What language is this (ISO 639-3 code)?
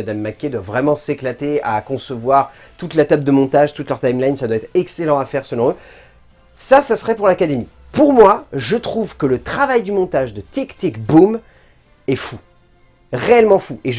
fra